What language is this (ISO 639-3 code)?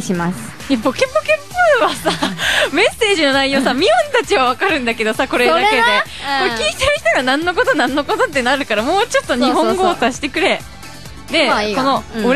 jpn